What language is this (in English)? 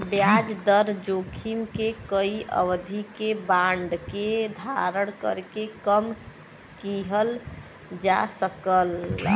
Bhojpuri